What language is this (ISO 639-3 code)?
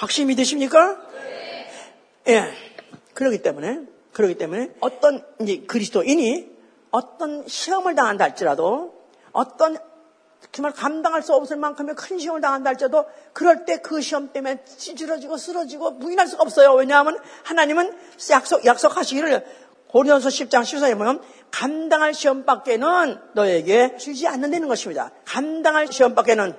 kor